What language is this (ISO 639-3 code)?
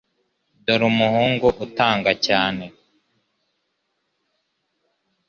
kin